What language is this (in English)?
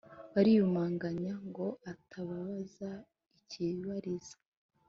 Kinyarwanda